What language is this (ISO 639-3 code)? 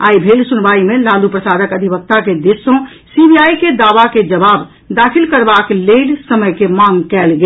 mai